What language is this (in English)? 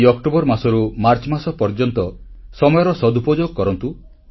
Odia